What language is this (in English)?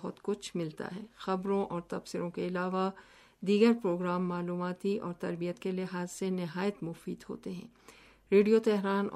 Urdu